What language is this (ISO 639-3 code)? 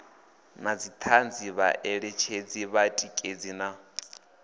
ven